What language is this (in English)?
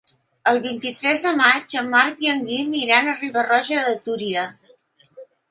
Catalan